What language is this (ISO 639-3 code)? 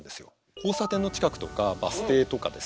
jpn